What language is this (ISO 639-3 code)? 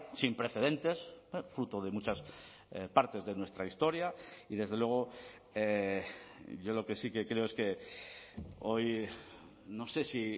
spa